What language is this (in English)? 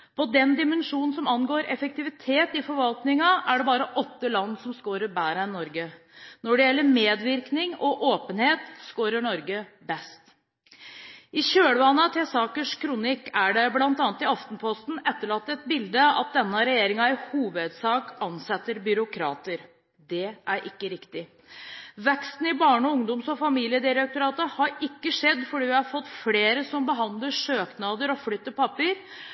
Norwegian Bokmål